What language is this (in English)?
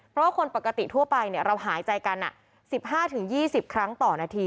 Thai